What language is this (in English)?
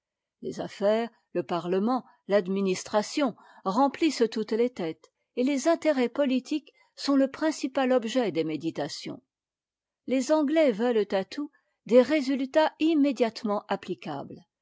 French